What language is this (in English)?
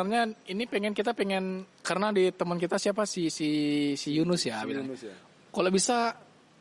Indonesian